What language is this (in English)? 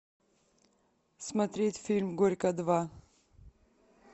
Russian